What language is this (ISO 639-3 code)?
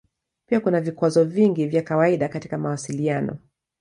swa